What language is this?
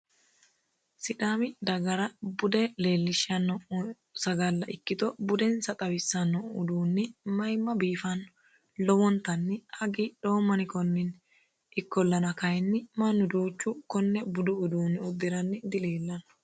Sidamo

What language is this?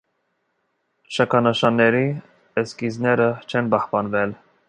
Armenian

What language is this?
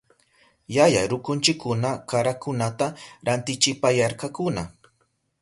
Southern Pastaza Quechua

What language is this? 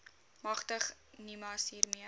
Afrikaans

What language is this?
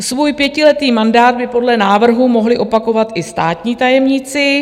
Czech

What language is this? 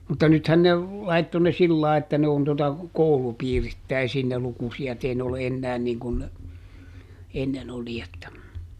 Finnish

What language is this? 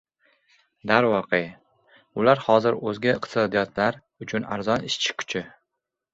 Uzbek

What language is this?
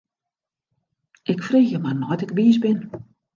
Western Frisian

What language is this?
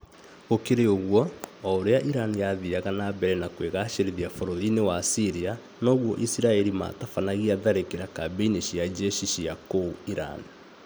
Kikuyu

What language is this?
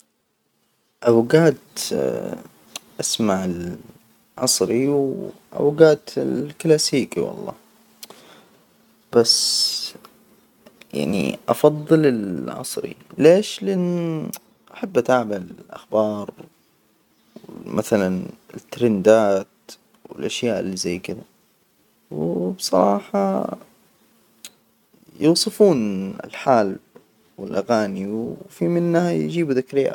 Hijazi Arabic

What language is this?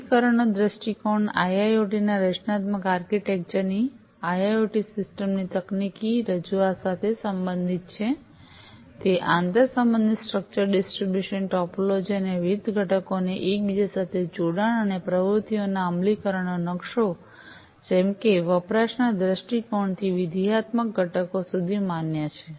Gujarati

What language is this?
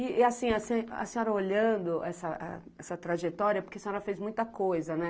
Portuguese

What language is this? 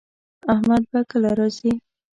Pashto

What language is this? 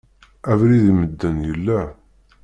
Kabyle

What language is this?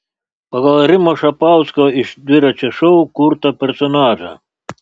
Lithuanian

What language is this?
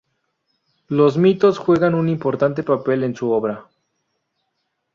Spanish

